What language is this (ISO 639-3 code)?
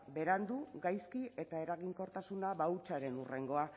eus